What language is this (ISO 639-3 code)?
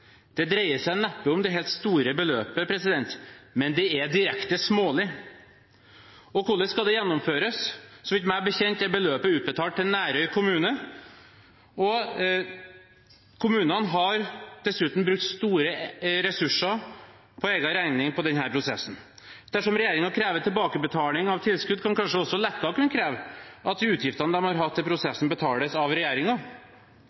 nob